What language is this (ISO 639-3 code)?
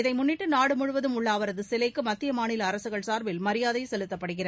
tam